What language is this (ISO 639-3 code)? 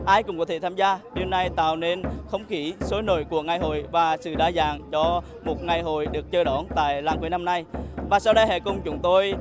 vie